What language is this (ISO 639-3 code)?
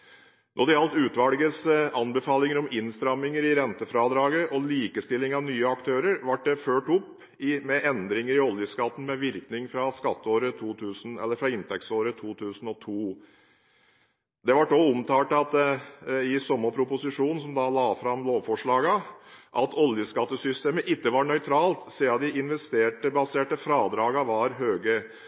nob